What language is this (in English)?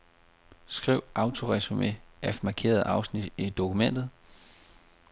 Danish